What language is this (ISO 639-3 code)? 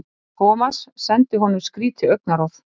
isl